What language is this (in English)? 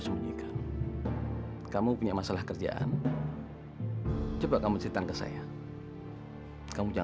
Indonesian